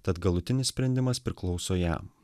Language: Lithuanian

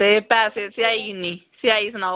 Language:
Dogri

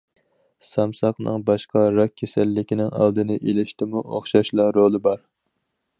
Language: Uyghur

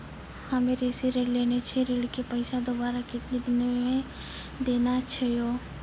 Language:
Maithili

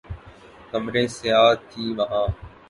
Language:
Urdu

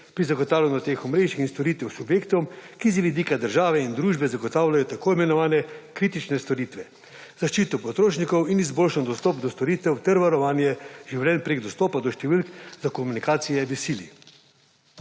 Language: Slovenian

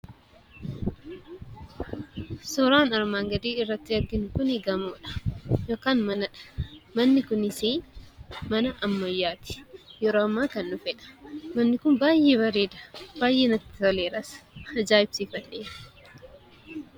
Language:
Oromo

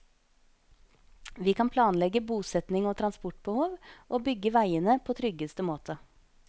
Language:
Norwegian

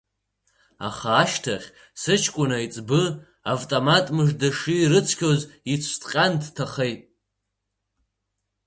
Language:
Abkhazian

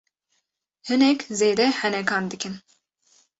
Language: Kurdish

